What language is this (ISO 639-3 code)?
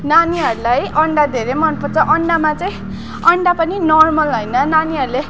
nep